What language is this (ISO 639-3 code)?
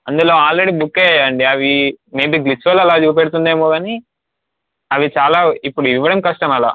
tel